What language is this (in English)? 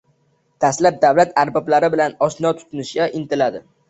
Uzbek